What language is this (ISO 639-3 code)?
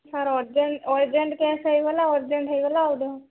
ori